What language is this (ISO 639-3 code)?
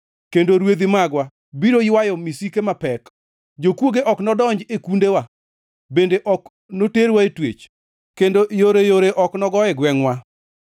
luo